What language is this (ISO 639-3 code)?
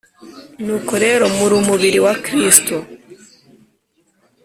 kin